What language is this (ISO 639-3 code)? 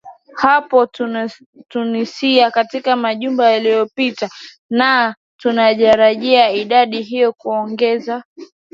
swa